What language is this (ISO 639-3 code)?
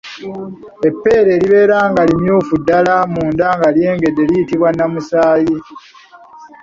lug